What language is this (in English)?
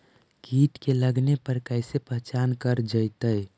Magahi